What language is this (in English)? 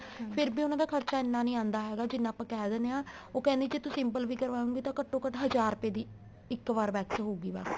Punjabi